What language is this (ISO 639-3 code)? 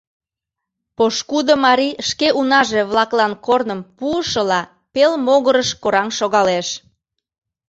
chm